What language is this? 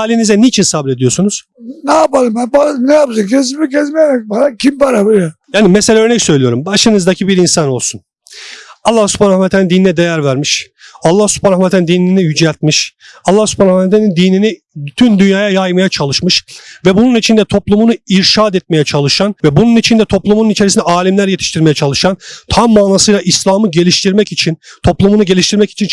Turkish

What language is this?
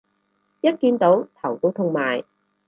Cantonese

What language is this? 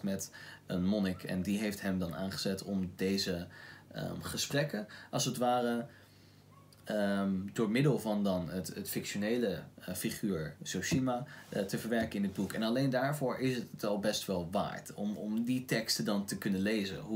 Dutch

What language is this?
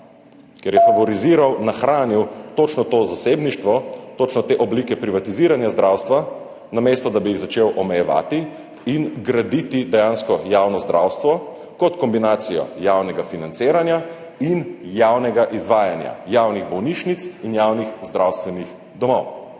Slovenian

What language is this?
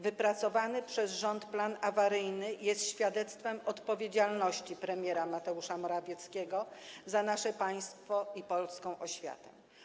Polish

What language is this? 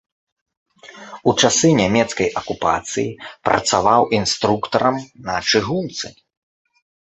Belarusian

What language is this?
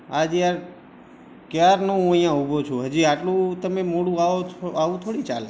Gujarati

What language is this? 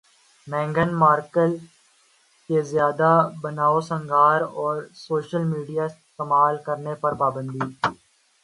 Urdu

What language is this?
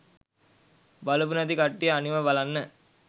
Sinhala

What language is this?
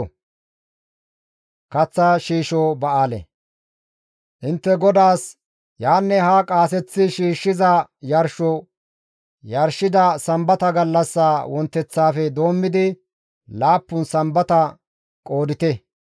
Gamo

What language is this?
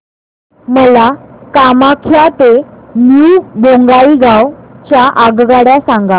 Marathi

